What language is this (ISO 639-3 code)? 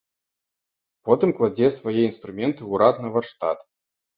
bel